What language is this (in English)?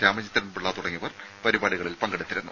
Malayalam